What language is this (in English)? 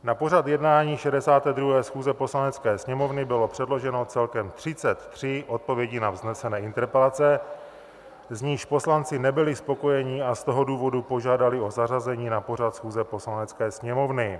Czech